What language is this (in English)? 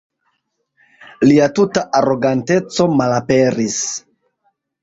Esperanto